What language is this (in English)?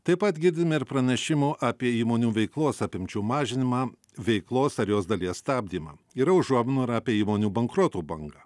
Lithuanian